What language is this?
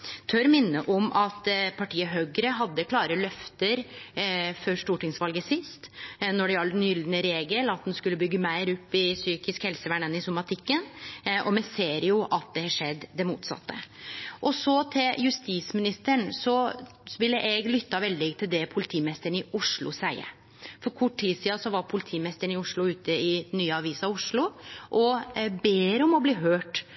Norwegian Nynorsk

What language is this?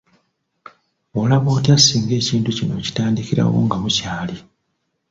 Ganda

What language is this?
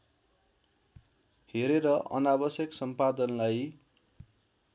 Nepali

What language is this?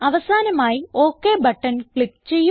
Malayalam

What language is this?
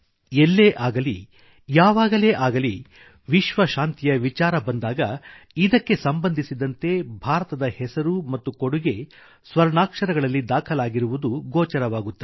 Kannada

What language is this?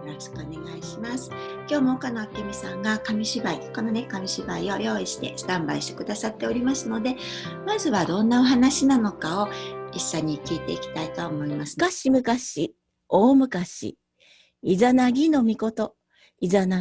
Japanese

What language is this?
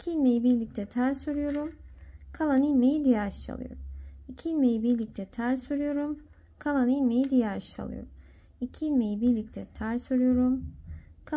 Turkish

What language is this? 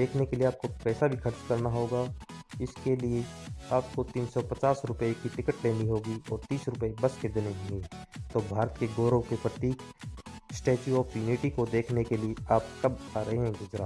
Sardinian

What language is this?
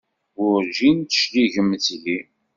Kabyle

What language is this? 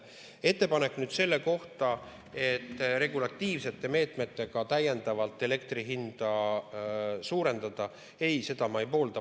Estonian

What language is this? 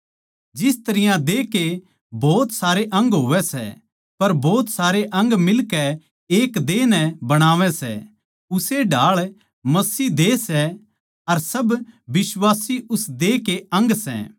Haryanvi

